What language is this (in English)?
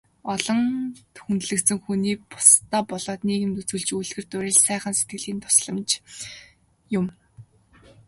Mongolian